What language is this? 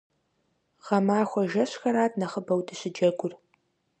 Kabardian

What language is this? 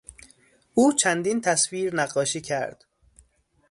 Persian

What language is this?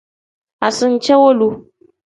Tem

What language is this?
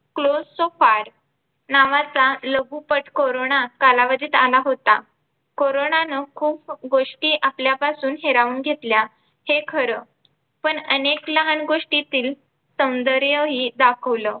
Marathi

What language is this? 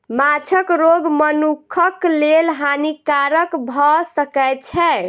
Maithili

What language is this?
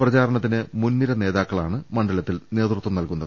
Malayalam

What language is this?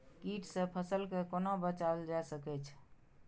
Maithili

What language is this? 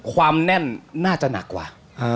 Thai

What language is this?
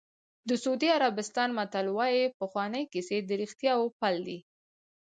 Pashto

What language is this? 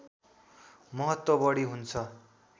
Nepali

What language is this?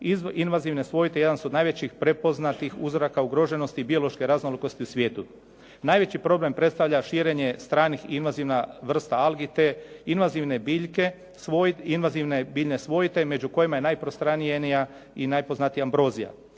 Croatian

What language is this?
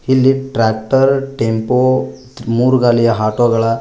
Kannada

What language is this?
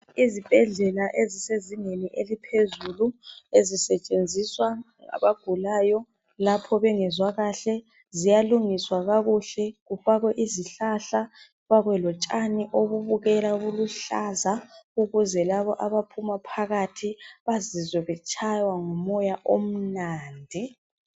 North Ndebele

